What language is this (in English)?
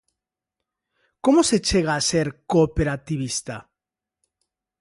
Galician